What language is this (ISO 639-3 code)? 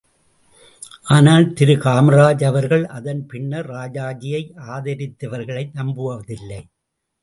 tam